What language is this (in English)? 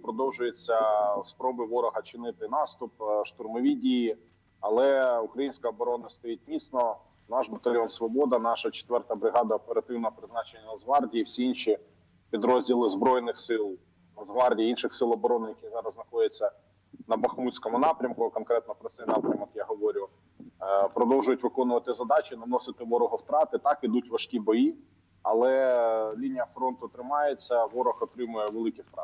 Ukrainian